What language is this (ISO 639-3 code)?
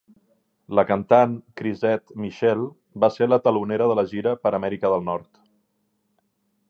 cat